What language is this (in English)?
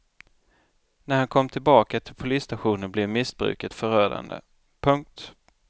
Swedish